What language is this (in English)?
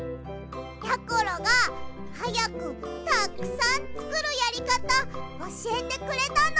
Japanese